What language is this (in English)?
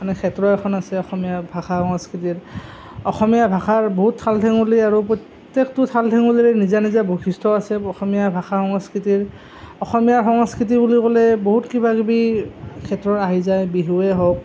Assamese